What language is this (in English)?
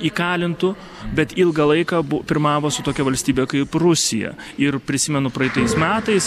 Lithuanian